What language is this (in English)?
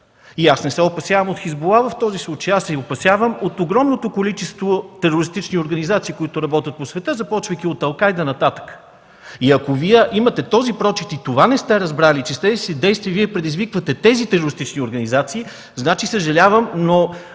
Bulgarian